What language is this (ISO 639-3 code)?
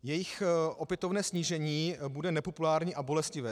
ces